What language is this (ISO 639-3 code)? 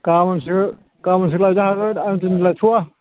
brx